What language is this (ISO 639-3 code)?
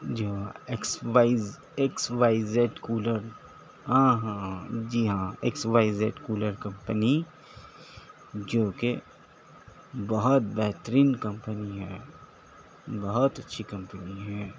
urd